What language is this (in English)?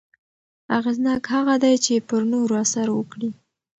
Pashto